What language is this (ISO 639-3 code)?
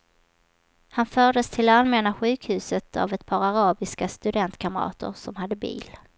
swe